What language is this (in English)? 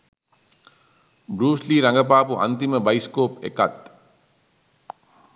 Sinhala